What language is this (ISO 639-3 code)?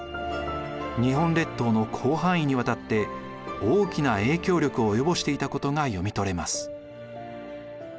jpn